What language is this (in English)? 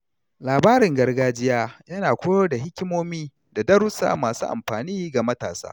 Hausa